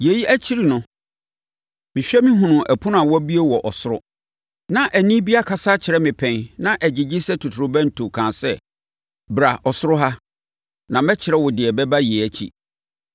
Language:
Akan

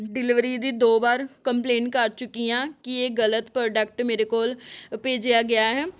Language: Punjabi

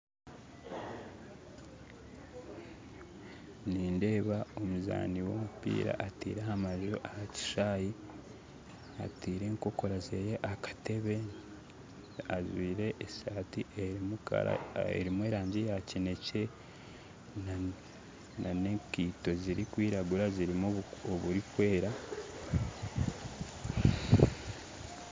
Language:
Nyankole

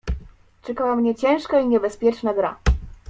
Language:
Polish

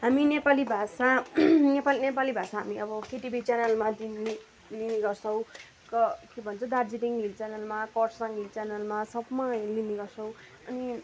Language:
Nepali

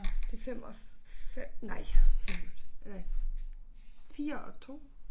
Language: Danish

